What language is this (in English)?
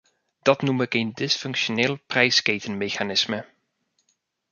Dutch